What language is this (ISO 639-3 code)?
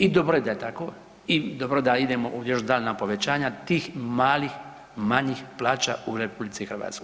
hrv